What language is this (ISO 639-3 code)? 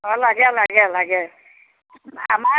asm